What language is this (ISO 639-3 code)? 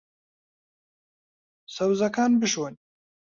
ckb